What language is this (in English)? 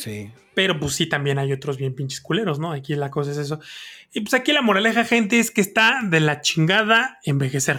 Spanish